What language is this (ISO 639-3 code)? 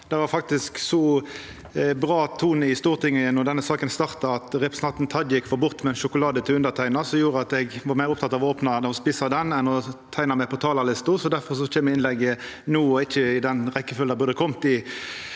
nor